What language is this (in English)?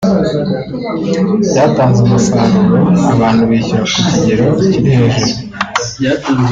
Kinyarwanda